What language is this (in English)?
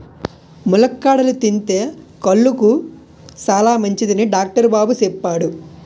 Telugu